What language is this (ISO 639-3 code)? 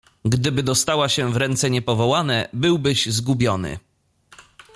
pol